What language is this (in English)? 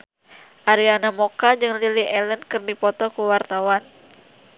Sundanese